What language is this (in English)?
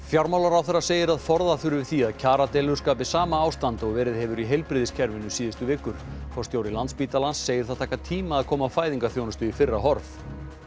Icelandic